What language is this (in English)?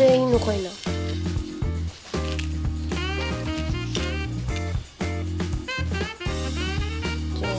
Japanese